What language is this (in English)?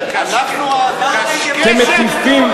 Hebrew